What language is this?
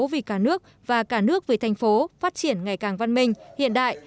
Vietnamese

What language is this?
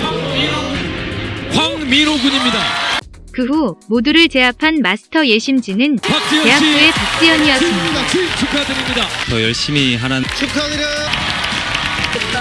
Korean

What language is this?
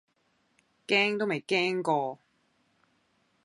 Cantonese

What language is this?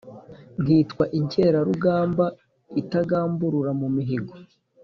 Kinyarwanda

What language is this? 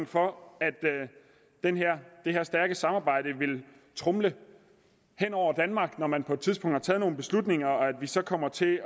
Danish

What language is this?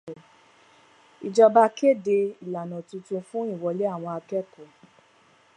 Yoruba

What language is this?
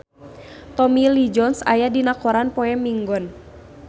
Sundanese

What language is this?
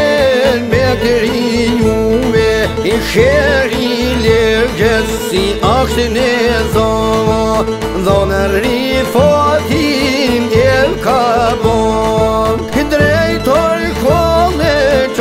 Romanian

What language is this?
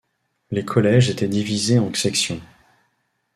French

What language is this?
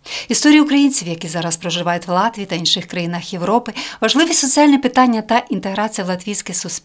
Ukrainian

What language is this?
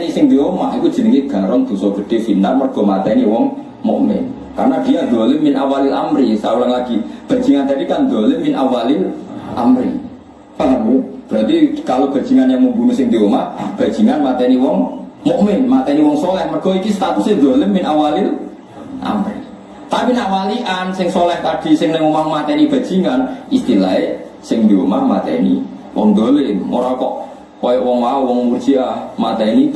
Indonesian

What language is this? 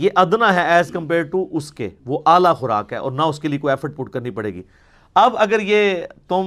Urdu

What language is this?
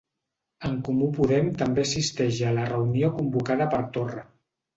Catalan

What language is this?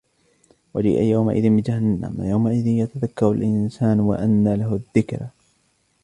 Arabic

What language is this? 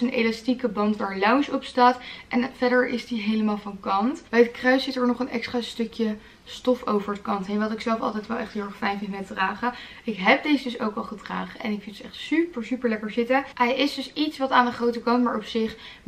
Dutch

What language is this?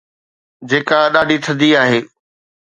Sindhi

